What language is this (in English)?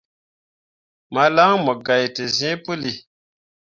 Mundang